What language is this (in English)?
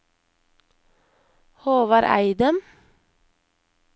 Norwegian